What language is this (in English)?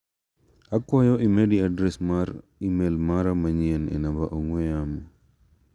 Luo (Kenya and Tanzania)